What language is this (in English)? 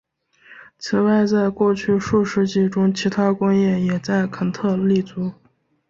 Chinese